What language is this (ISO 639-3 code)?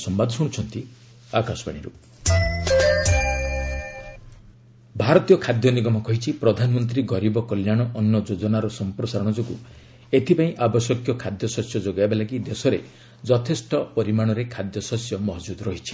ori